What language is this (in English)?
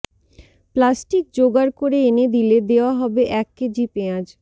Bangla